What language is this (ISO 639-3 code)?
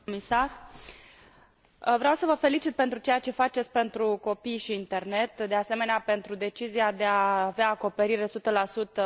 ron